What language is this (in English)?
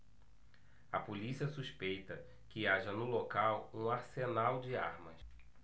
Portuguese